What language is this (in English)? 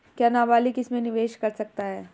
Hindi